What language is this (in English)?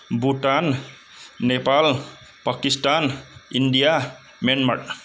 Bodo